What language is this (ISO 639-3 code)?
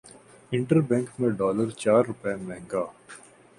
urd